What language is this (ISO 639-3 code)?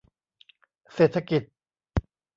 tha